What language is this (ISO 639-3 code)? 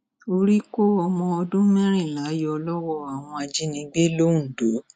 yor